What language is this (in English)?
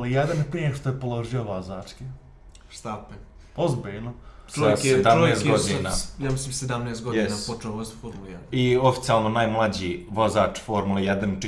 Bosnian